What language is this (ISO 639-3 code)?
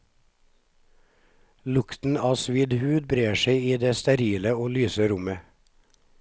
nor